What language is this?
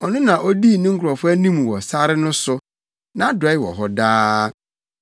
Akan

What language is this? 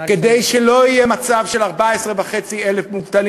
Hebrew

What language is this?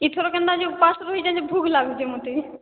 Odia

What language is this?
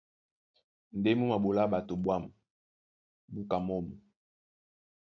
Duala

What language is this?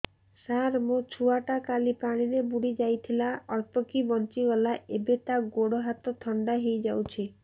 Odia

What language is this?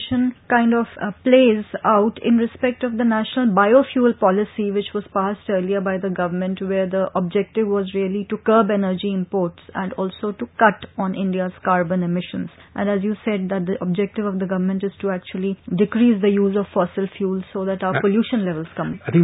English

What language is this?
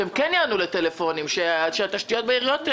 Hebrew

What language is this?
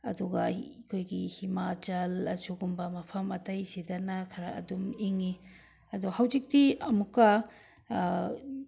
Manipuri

